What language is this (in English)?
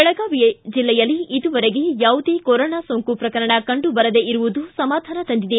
Kannada